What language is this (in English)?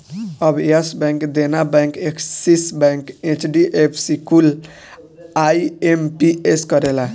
Bhojpuri